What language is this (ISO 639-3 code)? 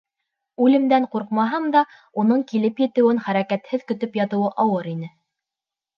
bak